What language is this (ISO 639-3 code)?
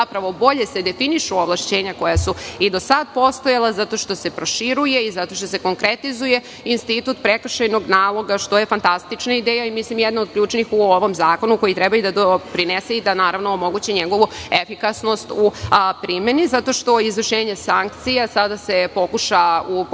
srp